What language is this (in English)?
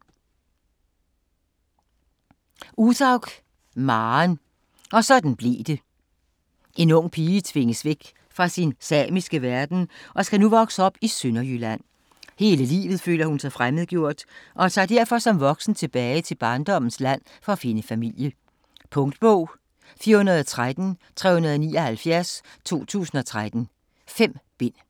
Danish